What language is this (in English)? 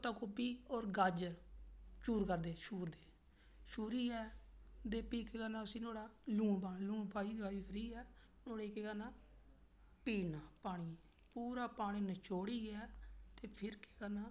Dogri